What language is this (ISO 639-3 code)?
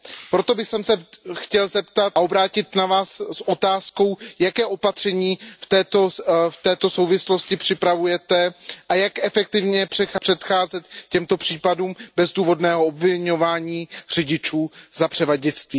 ces